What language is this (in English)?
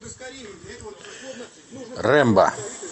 Russian